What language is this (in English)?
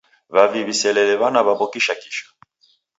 Taita